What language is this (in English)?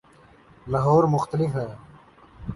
Urdu